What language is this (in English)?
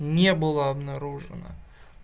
Russian